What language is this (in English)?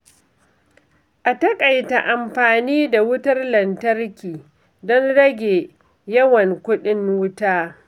Hausa